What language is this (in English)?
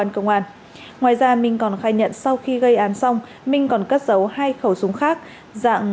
Vietnamese